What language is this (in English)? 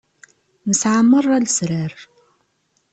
Kabyle